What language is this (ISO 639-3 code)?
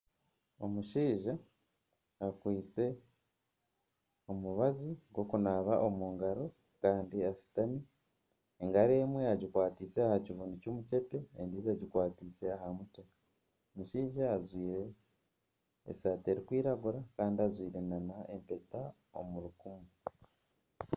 nyn